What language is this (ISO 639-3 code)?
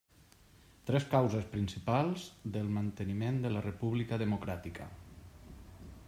cat